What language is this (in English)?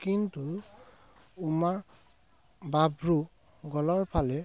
Assamese